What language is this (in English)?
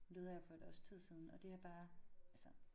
Danish